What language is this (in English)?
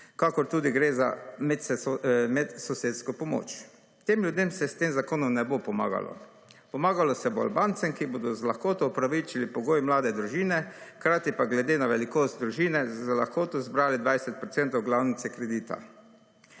Slovenian